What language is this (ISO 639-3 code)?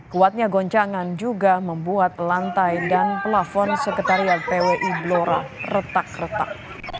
ind